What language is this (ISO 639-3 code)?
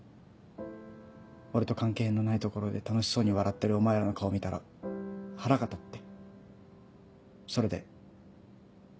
jpn